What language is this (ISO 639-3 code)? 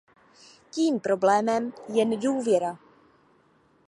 ces